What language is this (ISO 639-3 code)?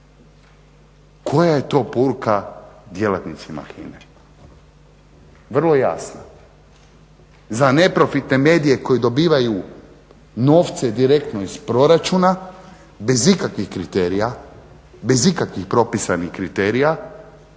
hrv